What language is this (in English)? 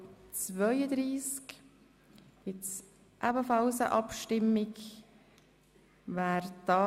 Swiss German